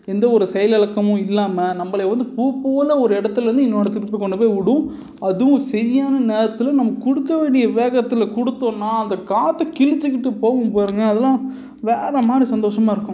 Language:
Tamil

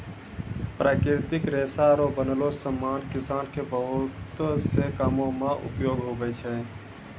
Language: Maithili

